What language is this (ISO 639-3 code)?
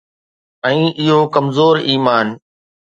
snd